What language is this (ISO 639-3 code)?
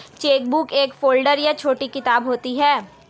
hin